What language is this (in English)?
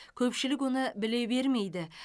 Kazakh